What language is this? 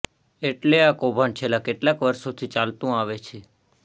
Gujarati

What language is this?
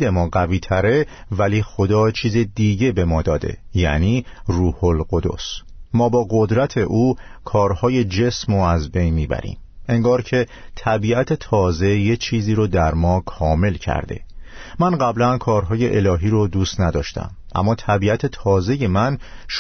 Persian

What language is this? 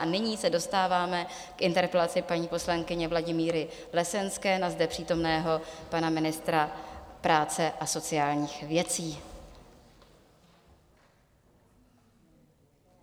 Czech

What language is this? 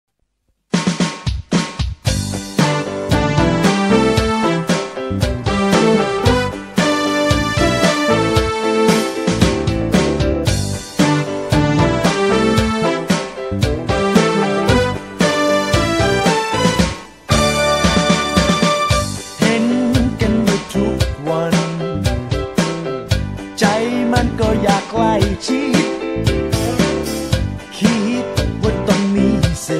Thai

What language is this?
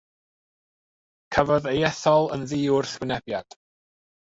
Welsh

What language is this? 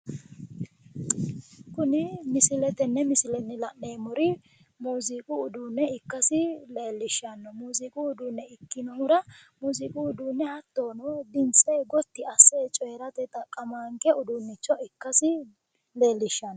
Sidamo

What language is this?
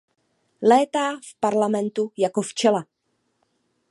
Czech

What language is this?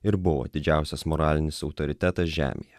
Lithuanian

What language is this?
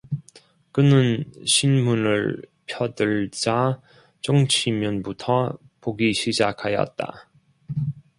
Korean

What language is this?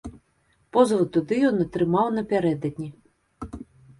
Belarusian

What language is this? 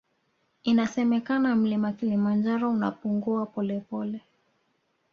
Swahili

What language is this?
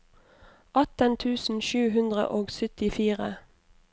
Norwegian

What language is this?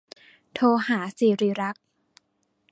Thai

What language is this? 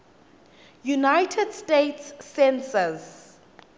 Swati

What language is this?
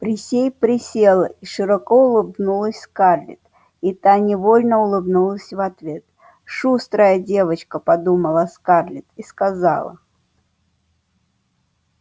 Russian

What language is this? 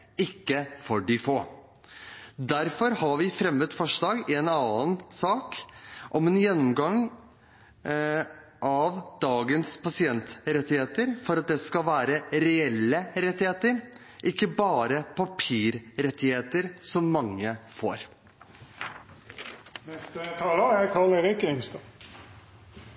Norwegian Bokmål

